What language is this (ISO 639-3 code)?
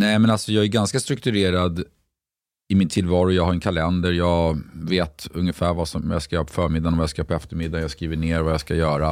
swe